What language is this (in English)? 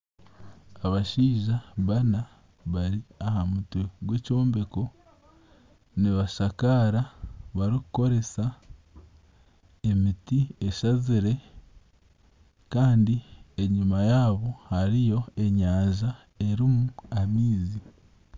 Nyankole